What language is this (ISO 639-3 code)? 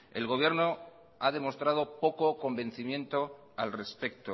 spa